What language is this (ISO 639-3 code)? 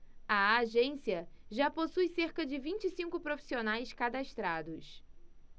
por